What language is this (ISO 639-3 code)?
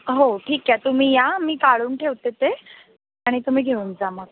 mar